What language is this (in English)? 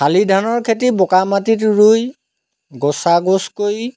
Assamese